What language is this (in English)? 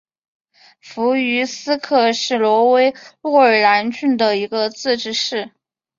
Chinese